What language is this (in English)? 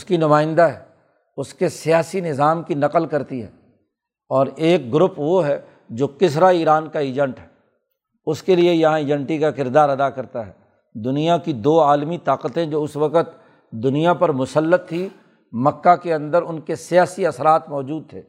Urdu